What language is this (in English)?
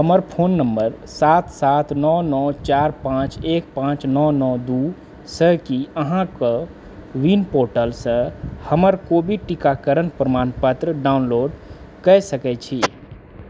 Maithili